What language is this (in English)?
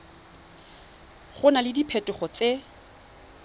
Tswana